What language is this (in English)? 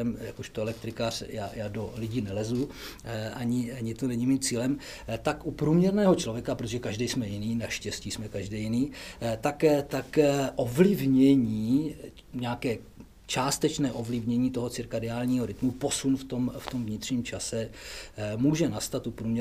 Czech